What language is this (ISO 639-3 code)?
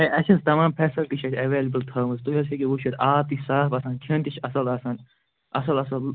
kas